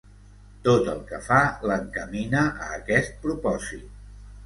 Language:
Catalan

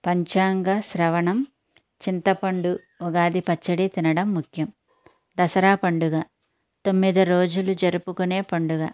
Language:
Telugu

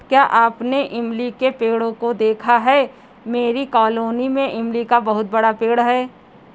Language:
Hindi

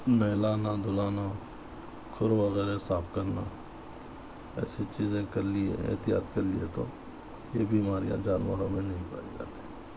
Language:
Urdu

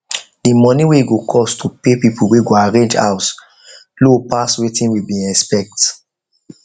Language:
Nigerian Pidgin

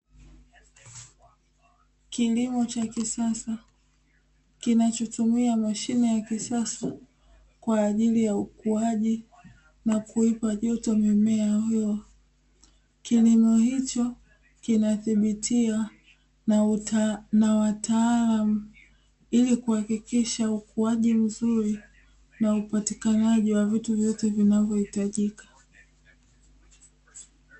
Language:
Swahili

